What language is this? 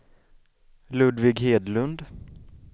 Swedish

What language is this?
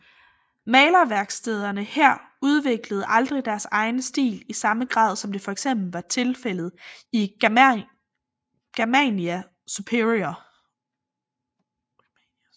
Danish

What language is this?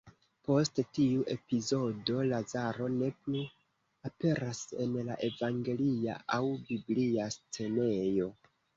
Esperanto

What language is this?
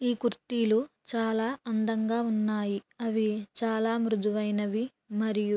Telugu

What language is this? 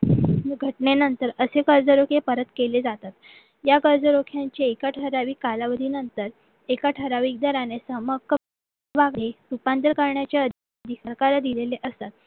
Marathi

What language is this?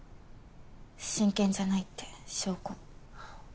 Japanese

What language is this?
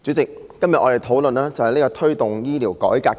Cantonese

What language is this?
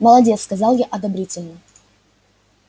Russian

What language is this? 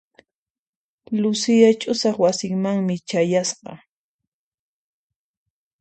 Puno Quechua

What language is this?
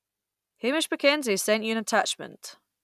English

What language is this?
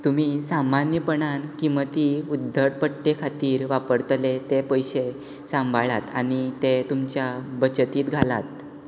Konkani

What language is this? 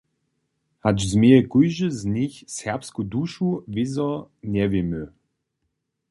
Upper Sorbian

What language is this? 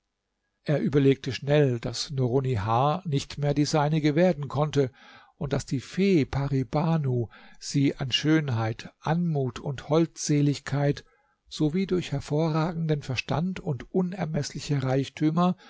German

